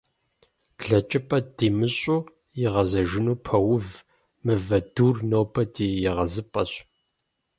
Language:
Kabardian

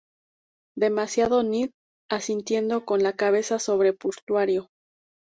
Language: Spanish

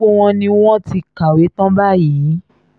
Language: Yoruba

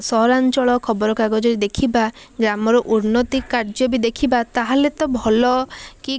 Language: Odia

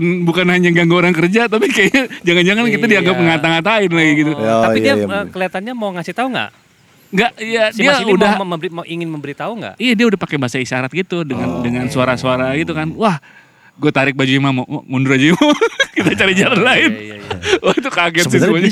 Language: Indonesian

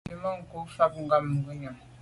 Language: Medumba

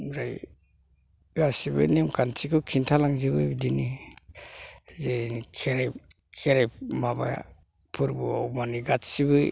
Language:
Bodo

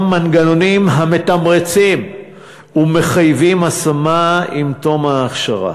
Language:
Hebrew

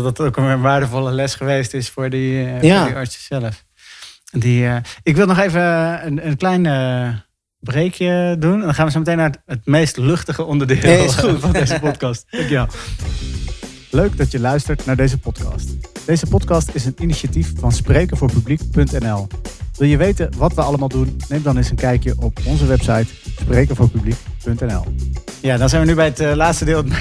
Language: Dutch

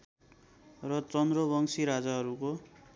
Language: Nepali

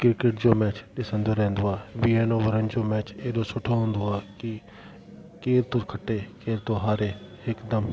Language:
Sindhi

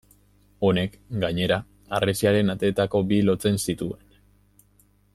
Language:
Basque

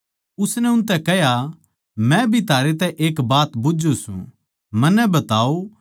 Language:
Haryanvi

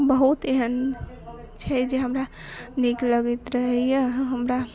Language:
Maithili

